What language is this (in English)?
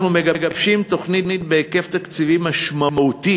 Hebrew